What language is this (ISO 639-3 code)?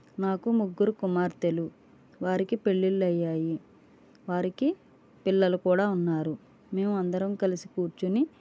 tel